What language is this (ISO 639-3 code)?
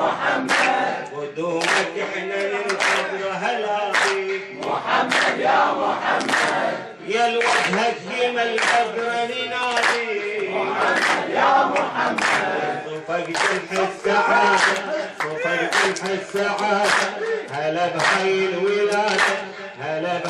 ara